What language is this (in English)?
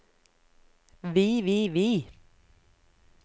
Norwegian